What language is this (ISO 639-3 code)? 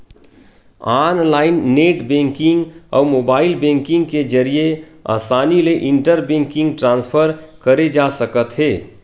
hne